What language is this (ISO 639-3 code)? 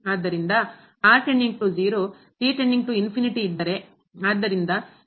kan